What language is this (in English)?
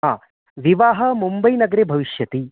Sanskrit